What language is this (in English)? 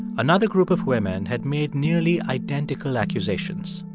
English